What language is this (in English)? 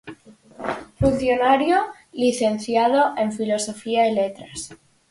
Galician